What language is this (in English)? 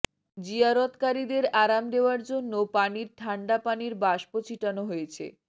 Bangla